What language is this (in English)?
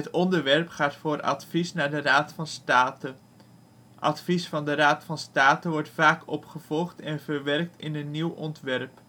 Dutch